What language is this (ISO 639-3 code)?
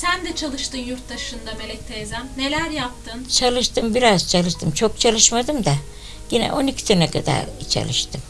tur